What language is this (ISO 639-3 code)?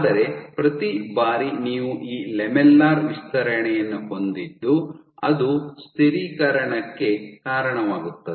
kan